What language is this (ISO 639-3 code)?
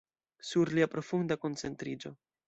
epo